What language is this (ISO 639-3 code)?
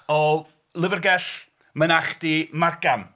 cym